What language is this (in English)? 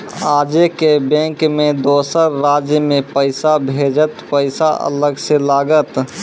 Maithili